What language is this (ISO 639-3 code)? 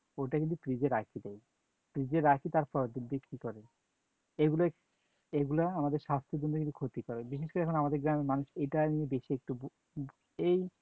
ben